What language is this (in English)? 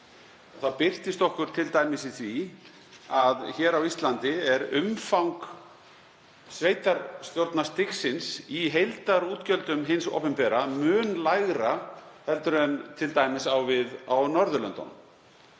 Icelandic